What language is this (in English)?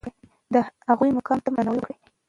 Pashto